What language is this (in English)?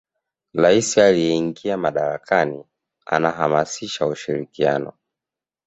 Swahili